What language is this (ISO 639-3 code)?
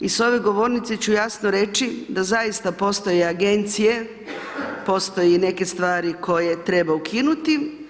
hrv